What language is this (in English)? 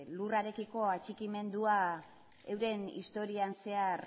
Basque